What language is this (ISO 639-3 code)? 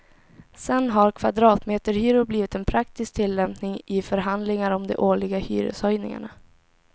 swe